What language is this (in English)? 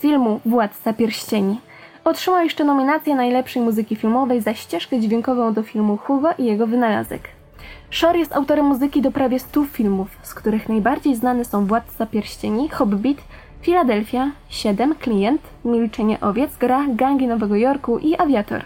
Polish